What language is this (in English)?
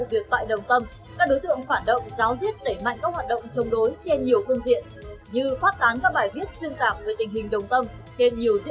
Vietnamese